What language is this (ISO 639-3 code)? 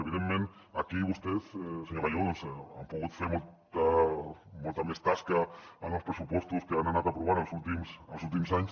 cat